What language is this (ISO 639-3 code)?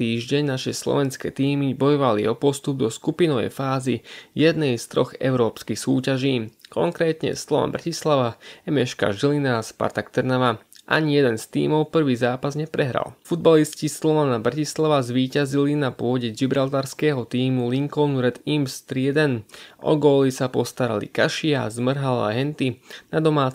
slk